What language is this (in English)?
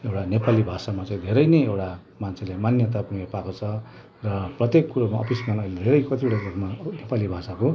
Nepali